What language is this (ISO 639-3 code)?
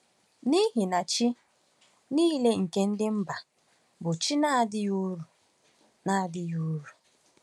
ibo